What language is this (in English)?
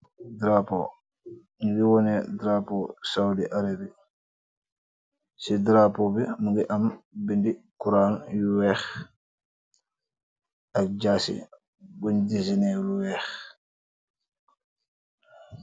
Wolof